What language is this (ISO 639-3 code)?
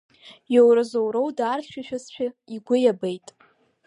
abk